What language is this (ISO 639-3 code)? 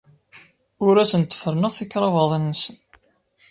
kab